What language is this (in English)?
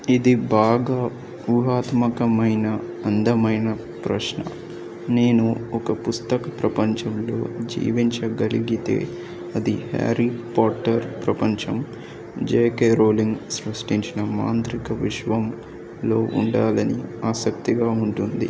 Telugu